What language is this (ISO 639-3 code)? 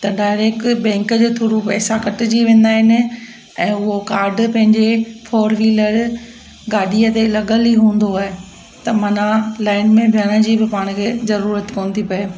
snd